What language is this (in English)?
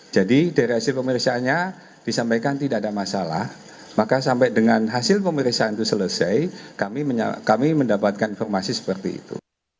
Indonesian